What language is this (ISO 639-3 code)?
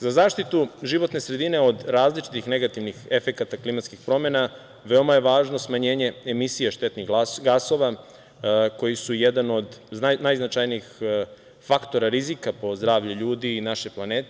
srp